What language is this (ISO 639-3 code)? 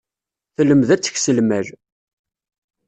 kab